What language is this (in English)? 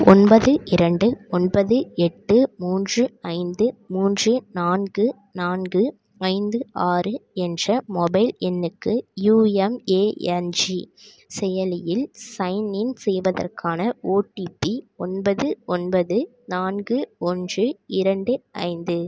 Tamil